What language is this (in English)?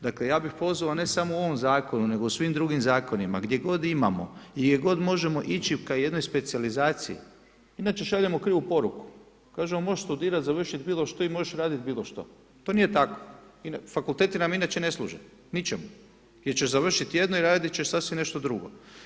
Croatian